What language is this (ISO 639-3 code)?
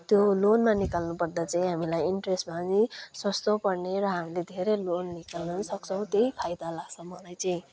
nep